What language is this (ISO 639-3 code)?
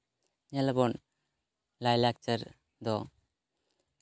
sat